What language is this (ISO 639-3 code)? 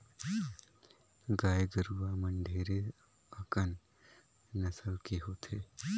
hne